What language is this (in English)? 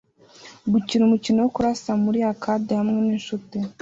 Kinyarwanda